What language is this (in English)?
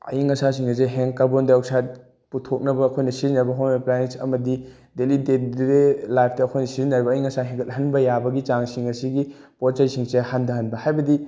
Manipuri